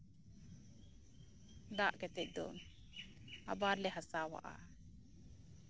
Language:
Santali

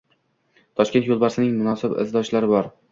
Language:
Uzbek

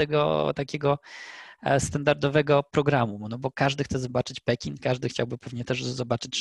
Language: Polish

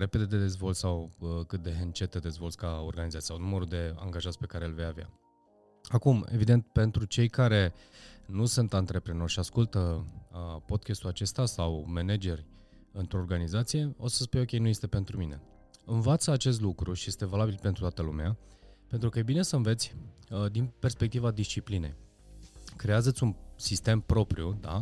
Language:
Romanian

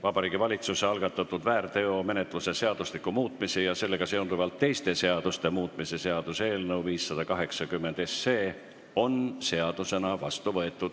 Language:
Estonian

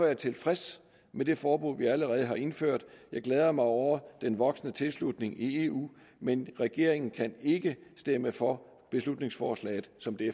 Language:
Danish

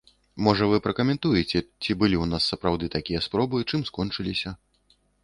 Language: Belarusian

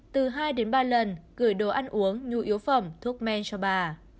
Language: Vietnamese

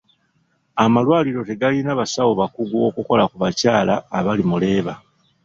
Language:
Ganda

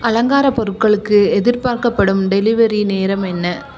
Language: Tamil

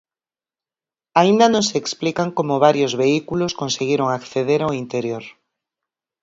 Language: Galician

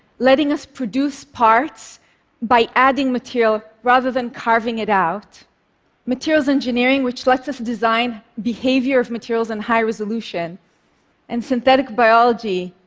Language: English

